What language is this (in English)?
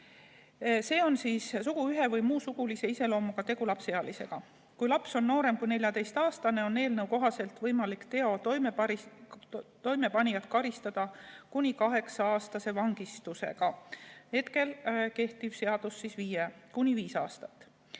Estonian